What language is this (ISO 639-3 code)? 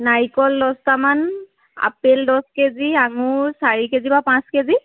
asm